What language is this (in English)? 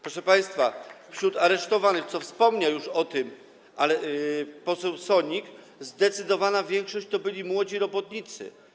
Polish